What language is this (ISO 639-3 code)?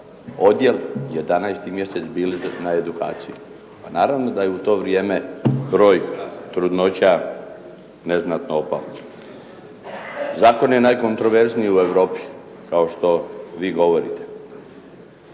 hrv